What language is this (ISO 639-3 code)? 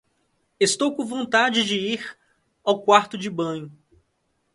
por